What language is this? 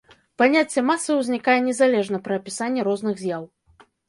Belarusian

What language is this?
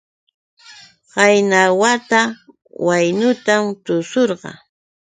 Yauyos Quechua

